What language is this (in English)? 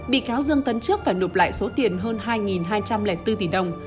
Vietnamese